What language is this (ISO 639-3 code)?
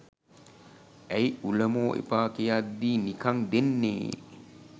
sin